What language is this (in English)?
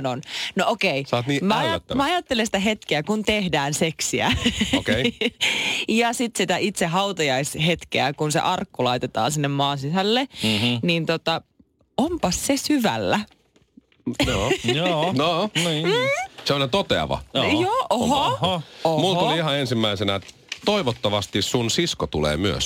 Finnish